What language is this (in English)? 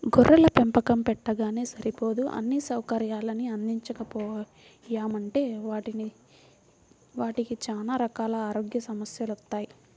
Telugu